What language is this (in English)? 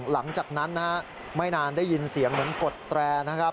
Thai